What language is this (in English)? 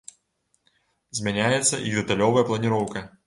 Belarusian